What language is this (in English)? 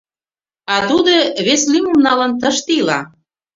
Mari